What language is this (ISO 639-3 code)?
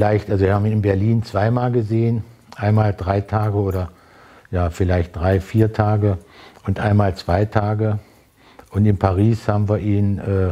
deu